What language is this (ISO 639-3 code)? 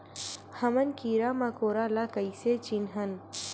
hne